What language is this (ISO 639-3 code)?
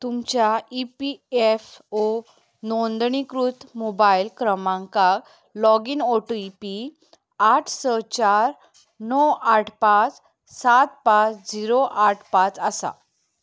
kok